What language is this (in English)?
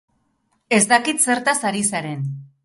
Basque